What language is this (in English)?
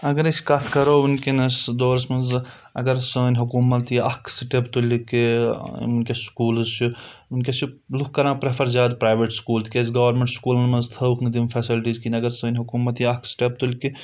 Kashmiri